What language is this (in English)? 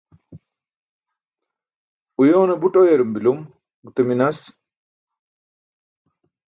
Burushaski